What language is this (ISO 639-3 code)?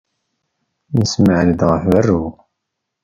kab